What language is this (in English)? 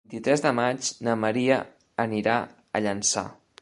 Catalan